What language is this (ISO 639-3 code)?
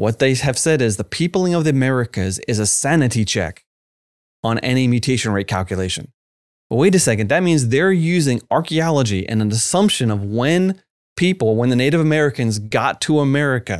eng